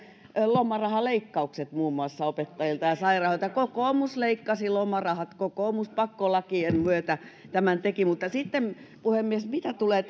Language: Finnish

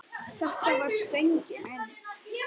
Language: Icelandic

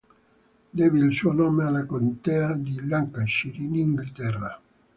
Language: Italian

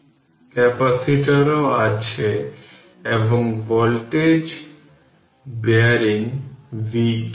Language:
Bangla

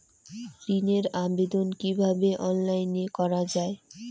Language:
Bangla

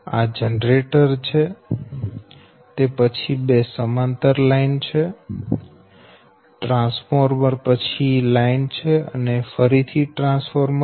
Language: Gujarati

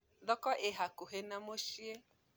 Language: Kikuyu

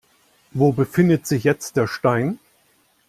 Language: German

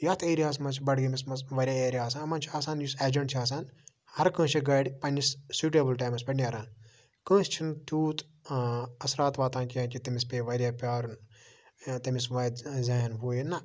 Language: Kashmiri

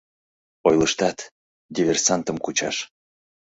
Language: Mari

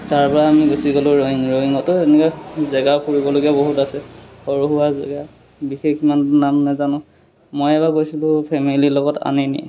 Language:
Assamese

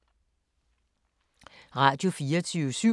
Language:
Danish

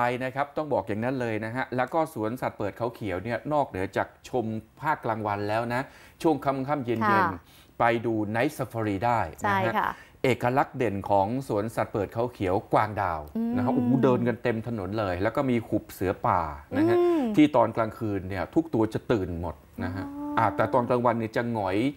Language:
Thai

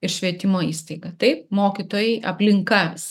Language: Lithuanian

